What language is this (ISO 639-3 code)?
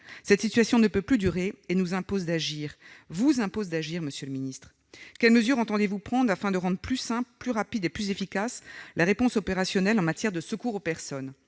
fra